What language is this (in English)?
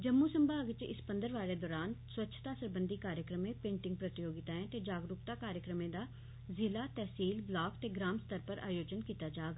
Dogri